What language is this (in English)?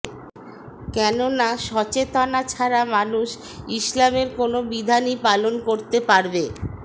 Bangla